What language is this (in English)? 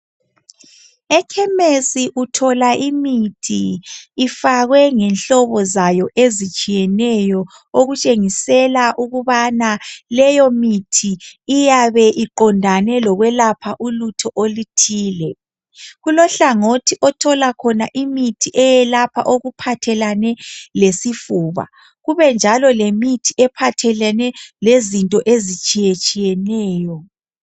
North Ndebele